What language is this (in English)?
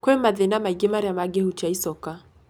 Kikuyu